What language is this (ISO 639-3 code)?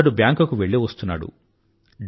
tel